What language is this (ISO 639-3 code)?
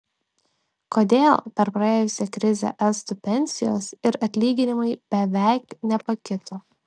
lit